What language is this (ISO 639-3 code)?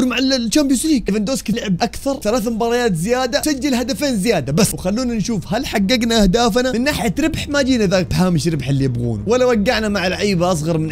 ara